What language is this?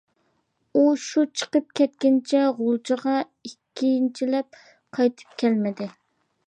Uyghur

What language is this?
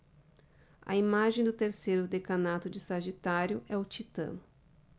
Portuguese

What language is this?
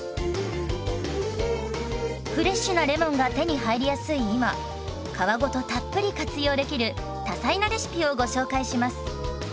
Japanese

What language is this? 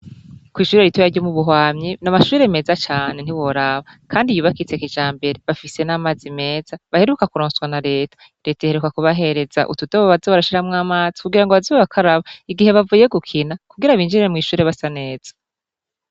Rundi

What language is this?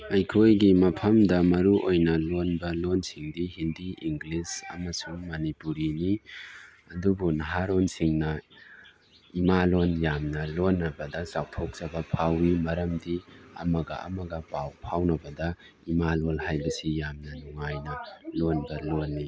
Manipuri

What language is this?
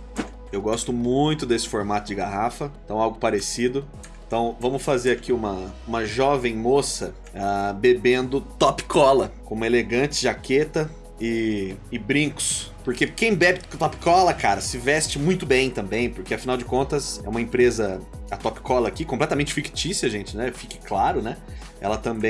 Portuguese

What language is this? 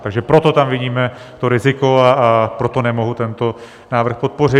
Czech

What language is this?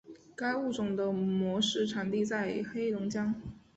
Chinese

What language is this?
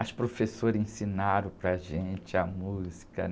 Portuguese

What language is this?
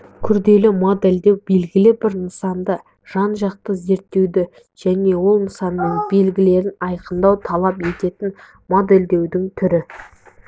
Kazakh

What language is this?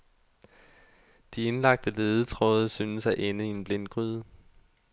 Danish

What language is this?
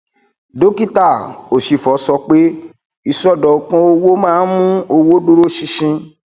Yoruba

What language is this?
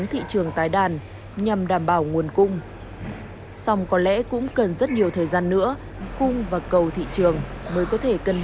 Vietnamese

